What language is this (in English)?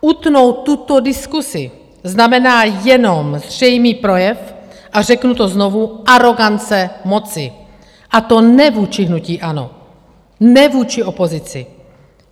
Czech